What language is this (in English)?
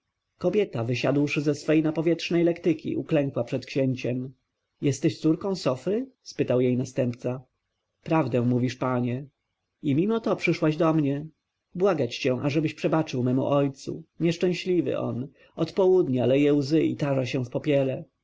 Polish